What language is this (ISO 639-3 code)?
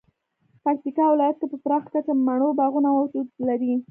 pus